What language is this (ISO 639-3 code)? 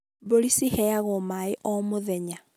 kik